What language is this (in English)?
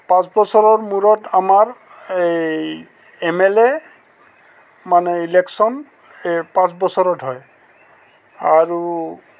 Assamese